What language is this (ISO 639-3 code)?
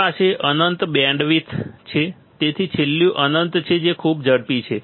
guj